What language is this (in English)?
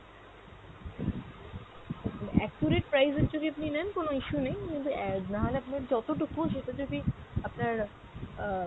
Bangla